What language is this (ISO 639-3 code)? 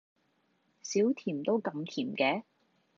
yue